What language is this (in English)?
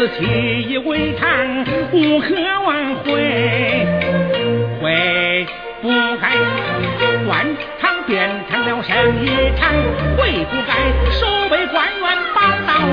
Chinese